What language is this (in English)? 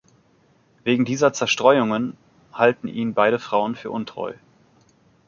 German